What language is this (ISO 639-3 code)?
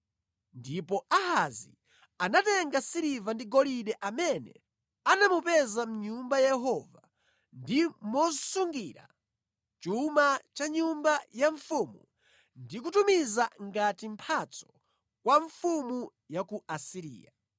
nya